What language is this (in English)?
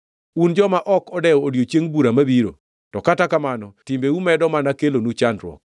Luo (Kenya and Tanzania)